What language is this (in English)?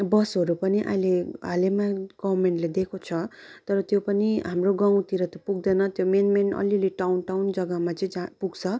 Nepali